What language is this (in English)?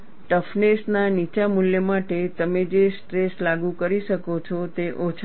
Gujarati